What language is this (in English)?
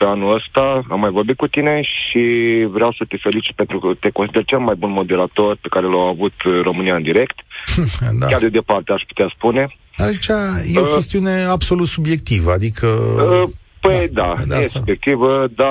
Romanian